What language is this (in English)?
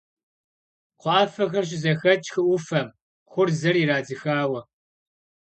Kabardian